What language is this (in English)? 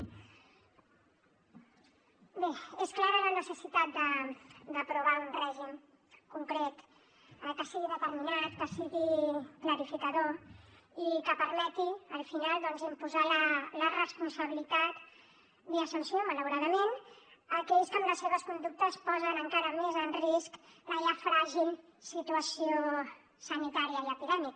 Catalan